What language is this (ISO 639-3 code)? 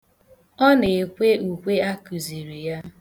ibo